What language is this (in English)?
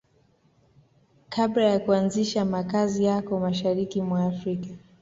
Swahili